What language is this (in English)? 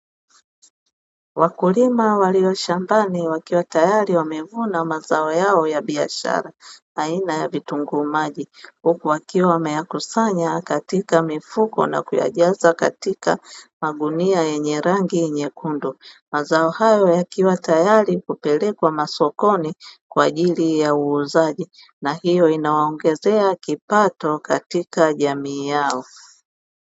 Swahili